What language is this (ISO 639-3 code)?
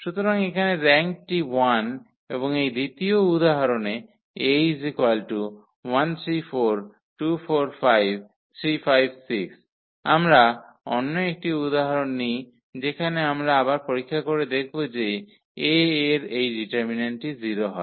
ben